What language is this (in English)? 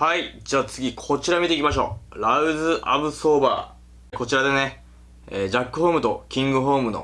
Japanese